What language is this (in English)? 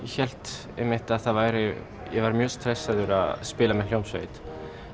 Icelandic